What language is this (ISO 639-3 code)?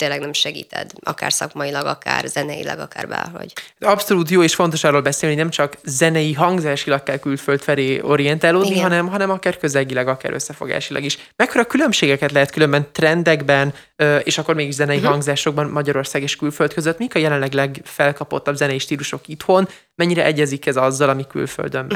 hun